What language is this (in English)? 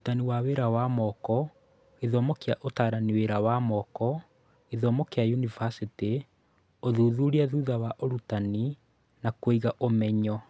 Kikuyu